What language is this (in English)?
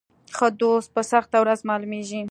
Pashto